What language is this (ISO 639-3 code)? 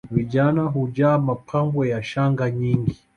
swa